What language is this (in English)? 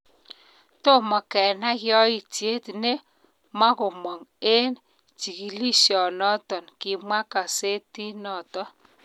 Kalenjin